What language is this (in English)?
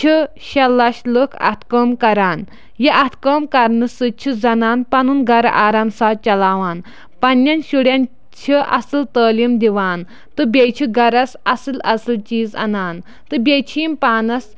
Kashmiri